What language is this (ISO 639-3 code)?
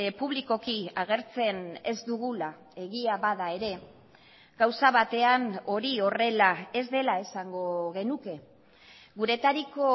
eus